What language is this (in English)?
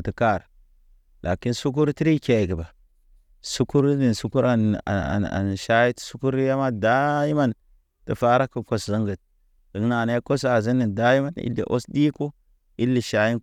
Naba